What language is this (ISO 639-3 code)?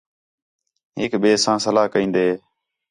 xhe